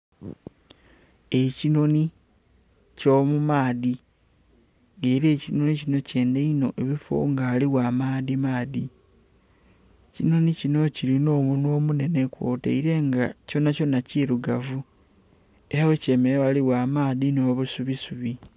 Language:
Soga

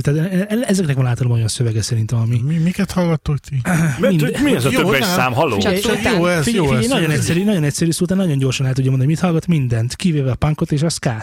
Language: Hungarian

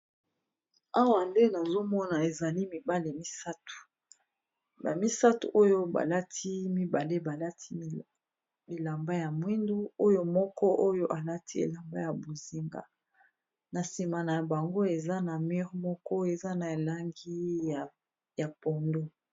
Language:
Lingala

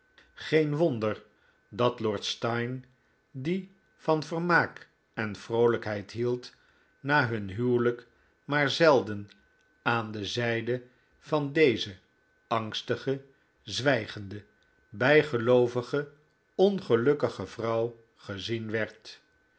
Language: Dutch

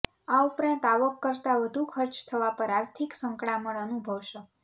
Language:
Gujarati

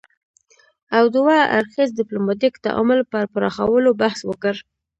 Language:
Pashto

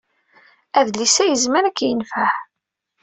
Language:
Kabyle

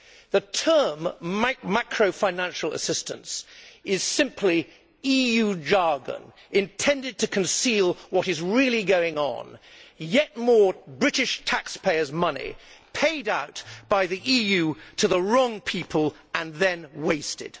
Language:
English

